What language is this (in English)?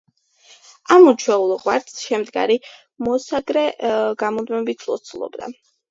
Georgian